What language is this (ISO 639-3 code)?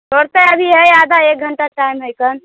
mai